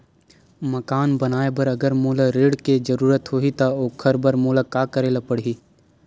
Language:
Chhattisgarhi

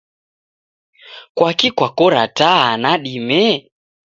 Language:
Taita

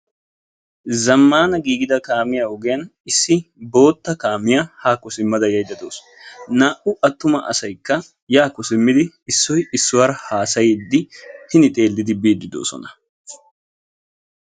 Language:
Wolaytta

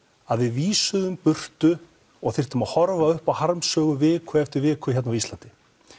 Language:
Icelandic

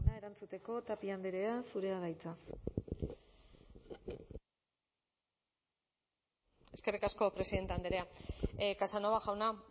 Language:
Basque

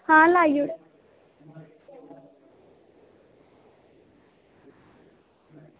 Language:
Dogri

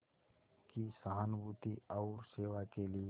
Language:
Hindi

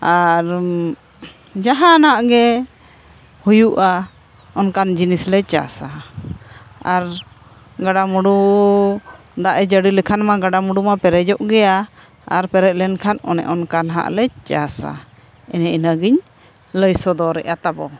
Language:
Santali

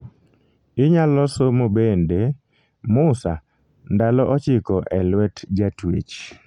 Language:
Luo (Kenya and Tanzania)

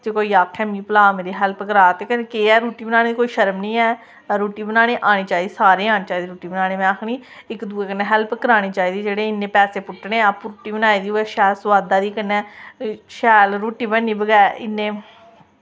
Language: Dogri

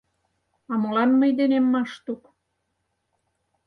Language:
Mari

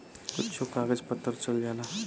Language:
Bhojpuri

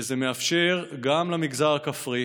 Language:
Hebrew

